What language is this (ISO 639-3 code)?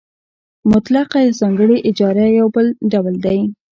pus